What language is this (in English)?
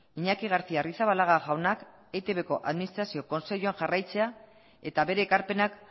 Basque